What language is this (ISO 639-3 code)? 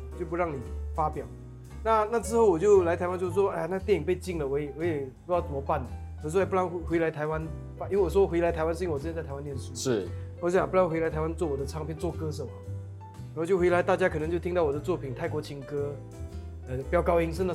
zho